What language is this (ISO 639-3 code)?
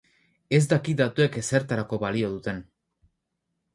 eus